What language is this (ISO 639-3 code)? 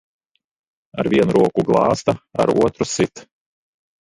lav